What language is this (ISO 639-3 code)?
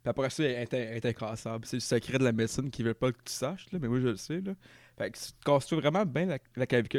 fra